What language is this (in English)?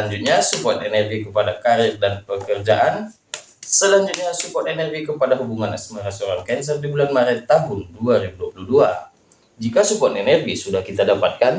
Indonesian